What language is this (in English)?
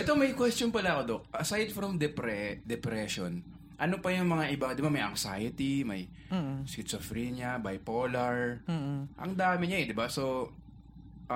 Filipino